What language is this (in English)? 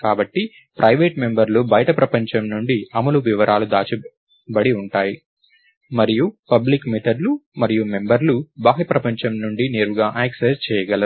Telugu